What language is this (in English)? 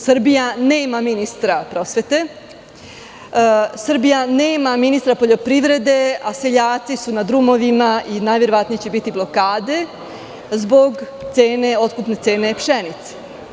Serbian